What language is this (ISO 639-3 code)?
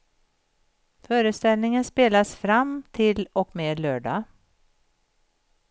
swe